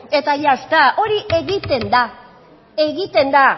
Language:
Basque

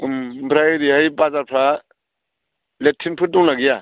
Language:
Bodo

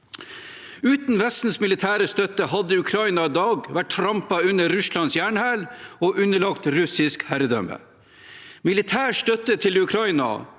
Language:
Norwegian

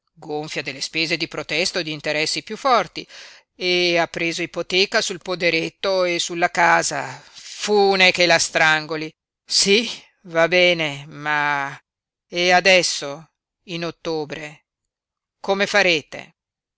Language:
Italian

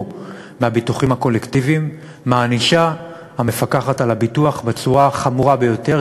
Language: Hebrew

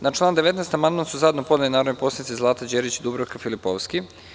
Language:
Serbian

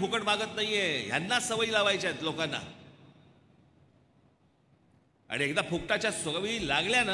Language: Hindi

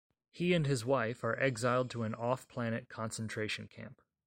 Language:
English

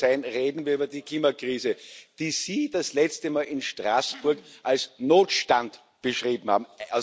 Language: German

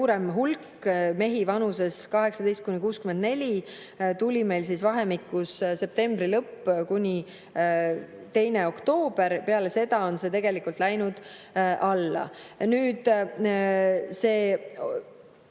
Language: Estonian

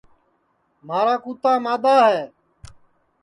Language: Sansi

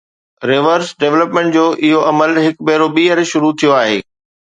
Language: Sindhi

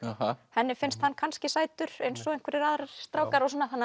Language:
Icelandic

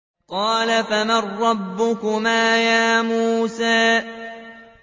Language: Arabic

